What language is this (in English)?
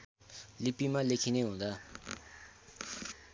Nepali